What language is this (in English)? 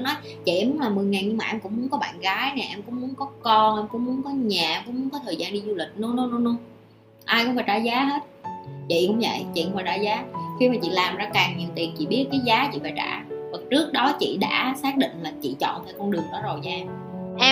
Vietnamese